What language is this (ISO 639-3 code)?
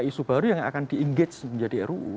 ind